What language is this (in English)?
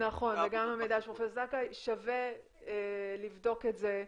Hebrew